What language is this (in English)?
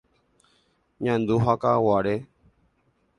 Guarani